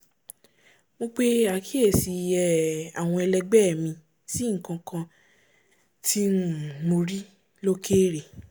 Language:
Yoruba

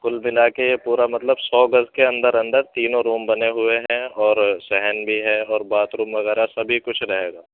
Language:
Urdu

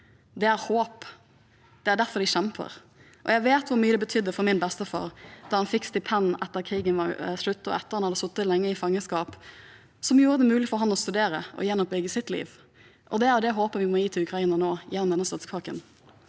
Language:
Norwegian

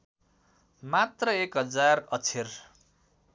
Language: Nepali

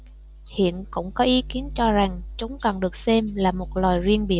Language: Vietnamese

